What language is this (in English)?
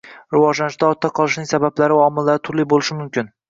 Uzbek